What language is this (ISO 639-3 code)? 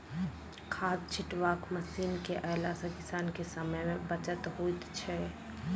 mai